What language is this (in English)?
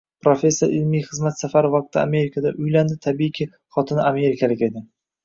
Uzbek